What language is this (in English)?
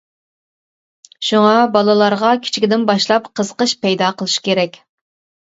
Uyghur